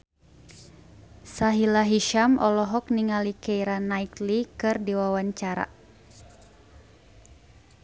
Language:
Sundanese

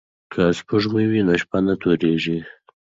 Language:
Pashto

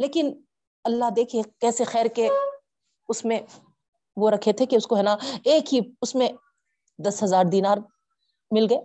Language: Urdu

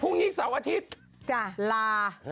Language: Thai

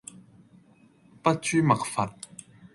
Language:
Cantonese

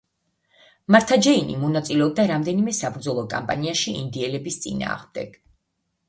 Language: Georgian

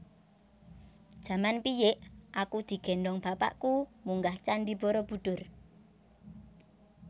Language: Javanese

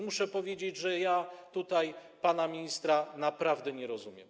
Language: Polish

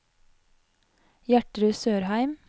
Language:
Norwegian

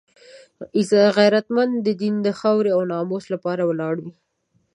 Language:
Pashto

